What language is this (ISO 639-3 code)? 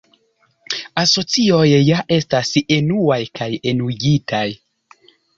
epo